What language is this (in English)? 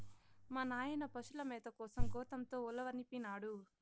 Telugu